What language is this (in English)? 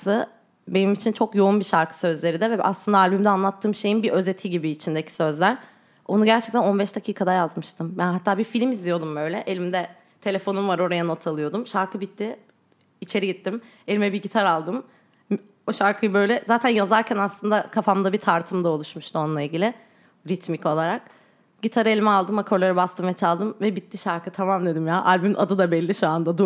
Turkish